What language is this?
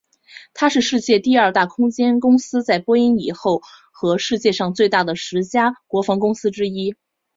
Chinese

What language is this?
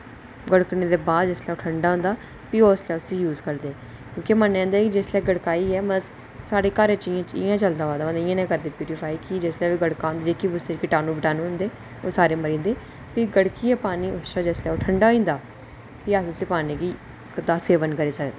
Dogri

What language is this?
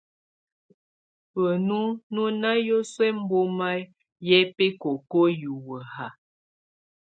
Tunen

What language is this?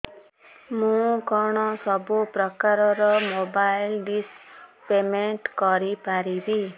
Odia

